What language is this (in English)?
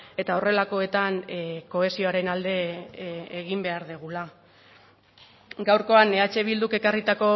Basque